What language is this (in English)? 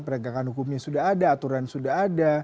Indonesian